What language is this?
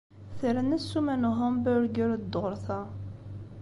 Kabyle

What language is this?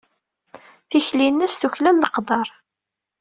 Kabyle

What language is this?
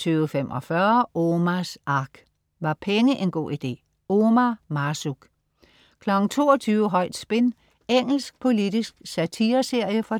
Danish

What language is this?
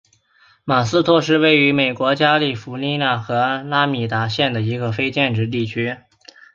Chinese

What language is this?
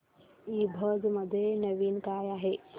Marathi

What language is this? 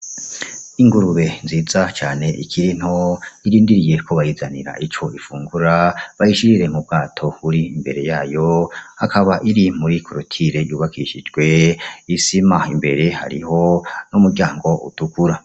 Rundi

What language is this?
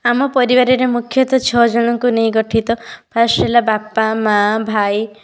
Odia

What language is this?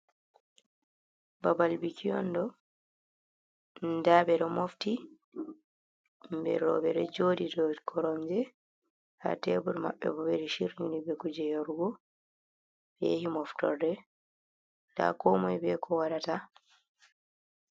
Fula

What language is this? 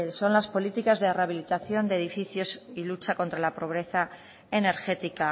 Spanish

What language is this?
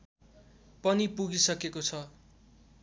Nepali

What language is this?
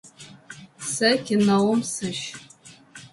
Adyghe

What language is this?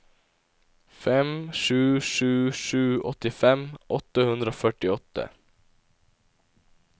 Norwegian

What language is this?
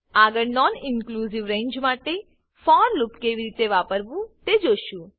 Gujarati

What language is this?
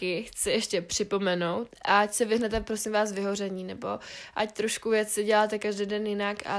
Czech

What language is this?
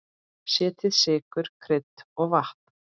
Icelandic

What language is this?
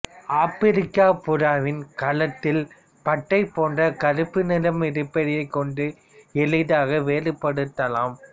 Tamil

